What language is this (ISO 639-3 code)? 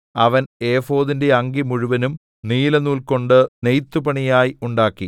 mal